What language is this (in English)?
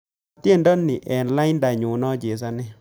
Kalenjin